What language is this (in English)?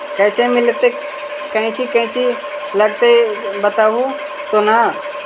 Magahi